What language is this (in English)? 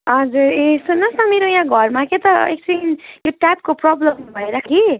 Nepali